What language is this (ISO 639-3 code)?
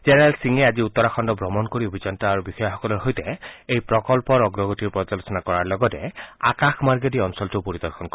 asm